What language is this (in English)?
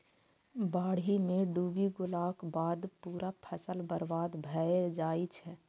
Maithili